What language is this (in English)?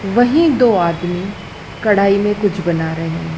Hindi